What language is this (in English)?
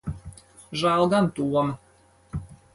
Latvian